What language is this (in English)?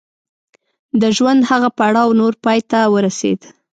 Pashto